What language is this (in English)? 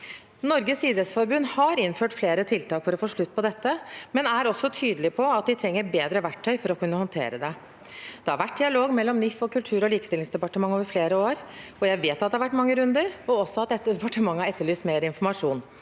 Norwegian